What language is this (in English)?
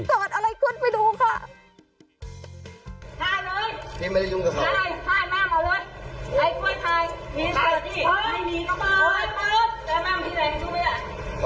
Thai